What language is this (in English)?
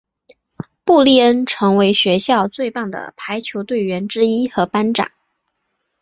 Chinese